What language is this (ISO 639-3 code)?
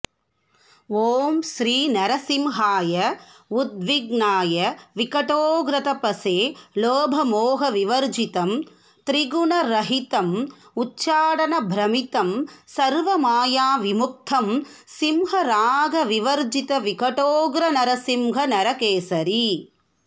san